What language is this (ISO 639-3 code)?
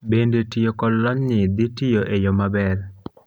luo